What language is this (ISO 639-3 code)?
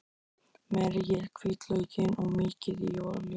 isl